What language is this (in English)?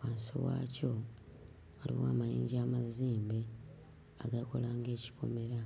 Ganda